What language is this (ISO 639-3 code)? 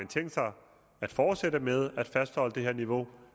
dan